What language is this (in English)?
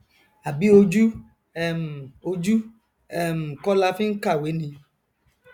Yoruba